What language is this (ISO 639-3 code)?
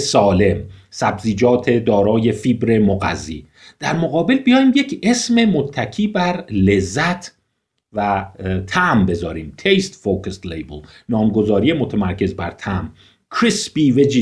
fas